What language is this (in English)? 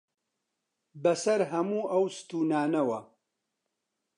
Central Kurdish